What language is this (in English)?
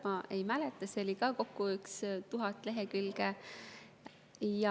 Estonian